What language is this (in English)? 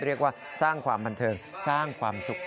Thai